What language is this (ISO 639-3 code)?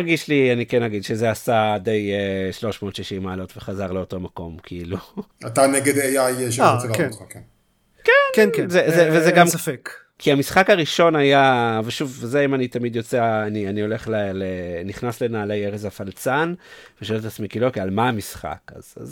heb